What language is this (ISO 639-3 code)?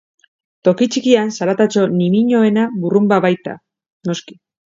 eus